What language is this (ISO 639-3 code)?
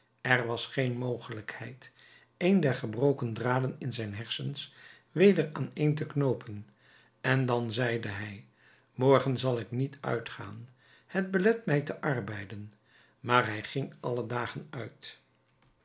nld